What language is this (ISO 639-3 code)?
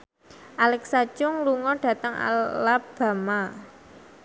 jav